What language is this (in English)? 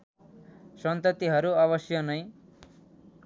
Nepali